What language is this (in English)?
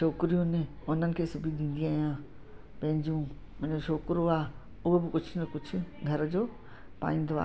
Sindhi